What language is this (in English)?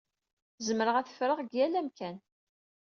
Kabyle